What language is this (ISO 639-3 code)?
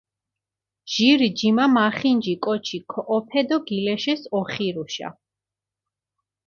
xmf